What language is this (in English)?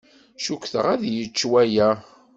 Kabyle